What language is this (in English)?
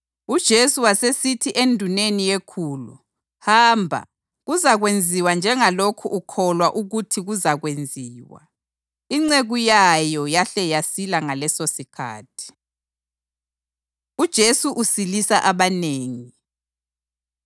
North Ndebele